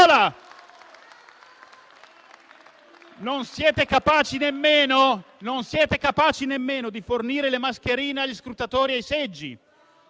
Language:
Italian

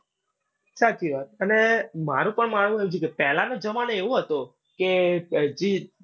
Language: Gujarati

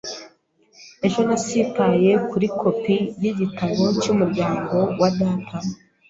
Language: Kinyarwanda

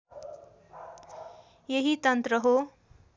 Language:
Nepali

